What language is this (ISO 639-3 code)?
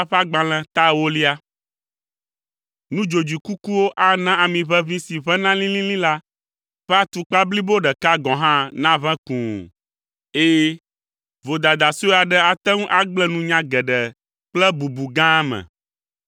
ewe